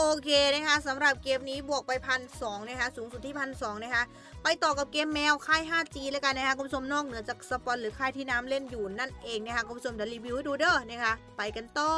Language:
Thai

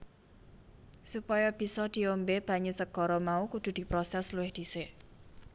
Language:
Javanese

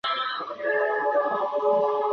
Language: Chinese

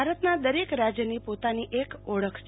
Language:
Gujarati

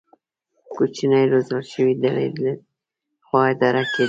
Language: Pashto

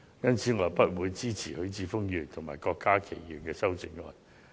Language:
Cantonese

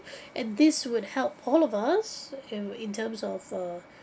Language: English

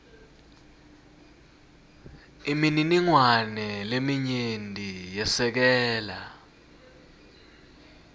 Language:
Swati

